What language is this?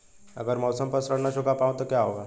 Hindi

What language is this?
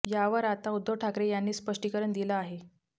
Marathi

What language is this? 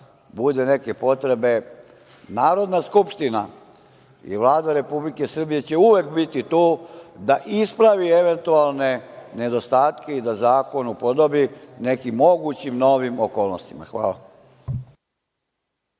Serbian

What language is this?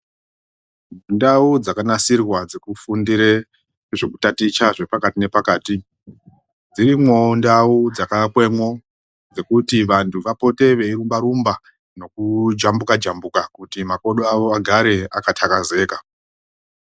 Ndau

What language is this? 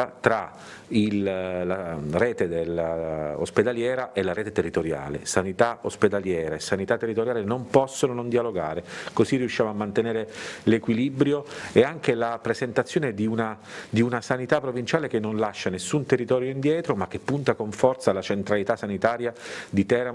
Italian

